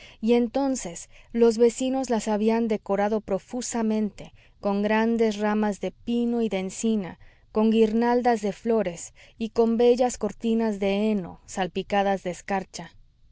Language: Spanish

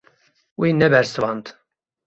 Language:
Kurdish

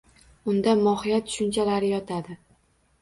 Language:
Uzbek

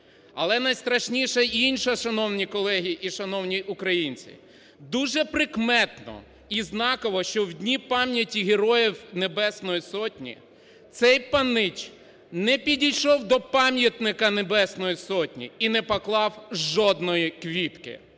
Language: Ukrainian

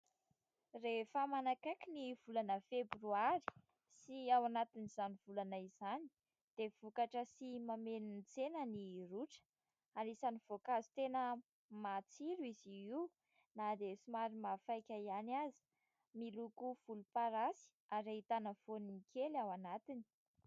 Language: Malagasy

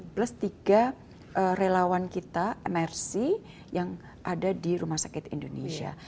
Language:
Indonesian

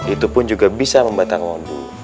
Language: Indonesian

